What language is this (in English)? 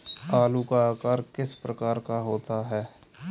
Hindi